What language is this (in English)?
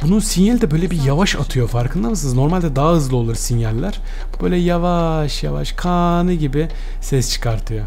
Turkish